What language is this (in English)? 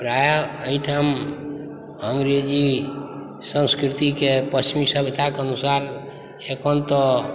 Maithili